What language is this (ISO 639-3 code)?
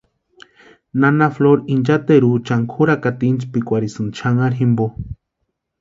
pua